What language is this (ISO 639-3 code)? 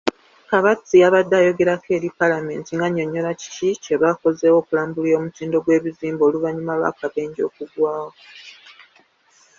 lug